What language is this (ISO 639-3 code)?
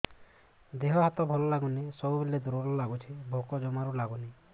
ori